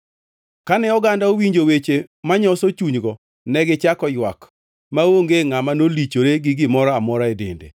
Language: Luo (Kenya and Tanzania)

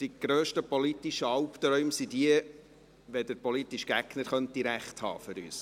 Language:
Swiss German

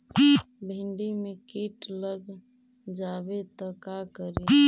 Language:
Magahi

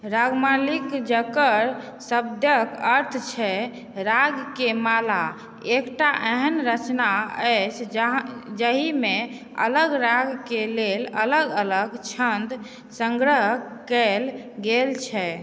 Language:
Maithili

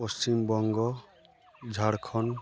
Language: Santali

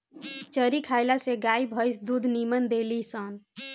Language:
Bhojpuri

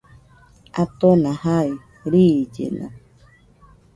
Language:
Nüpode Huitoto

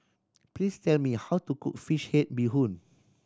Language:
English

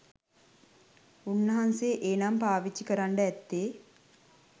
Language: Sinhala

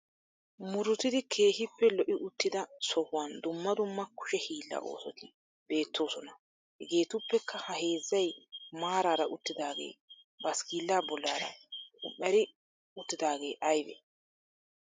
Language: Wolaytta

